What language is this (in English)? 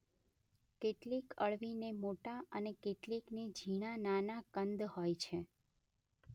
Gujarati